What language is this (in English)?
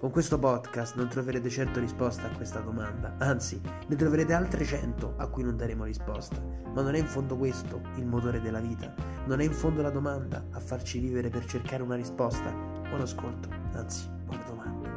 Italian